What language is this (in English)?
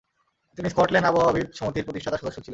Bangla